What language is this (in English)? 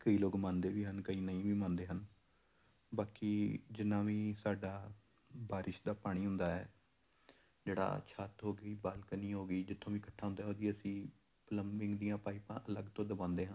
Punjabi